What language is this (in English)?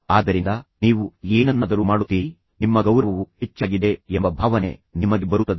Kannada